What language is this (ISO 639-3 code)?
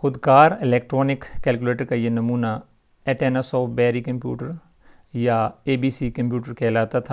urd